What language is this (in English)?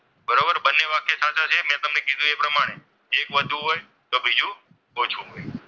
Gujarati